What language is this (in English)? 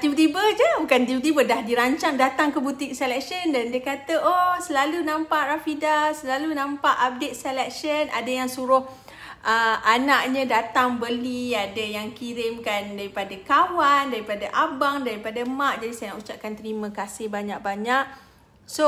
Malay